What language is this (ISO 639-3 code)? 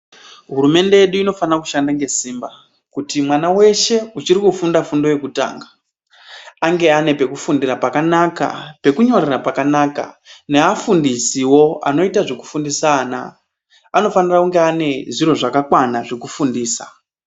ndc